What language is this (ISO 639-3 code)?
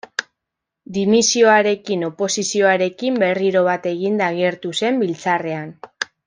eus